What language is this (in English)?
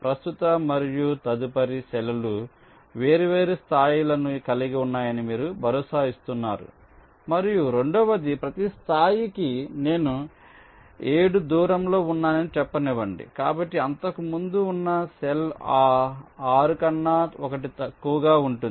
Telugu